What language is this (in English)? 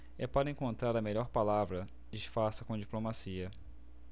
Portuguese